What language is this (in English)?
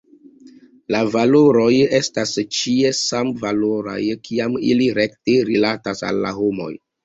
Esperanto